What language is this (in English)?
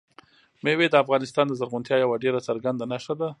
Pashto